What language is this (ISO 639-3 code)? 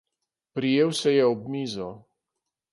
slv